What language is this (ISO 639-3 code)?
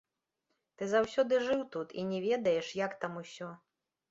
bel